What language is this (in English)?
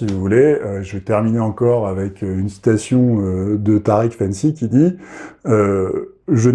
French